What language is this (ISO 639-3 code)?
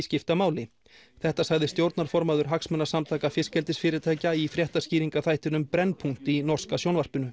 isl